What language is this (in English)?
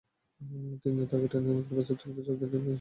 Bangla